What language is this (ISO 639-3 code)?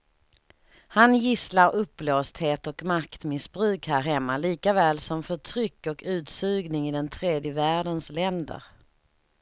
swe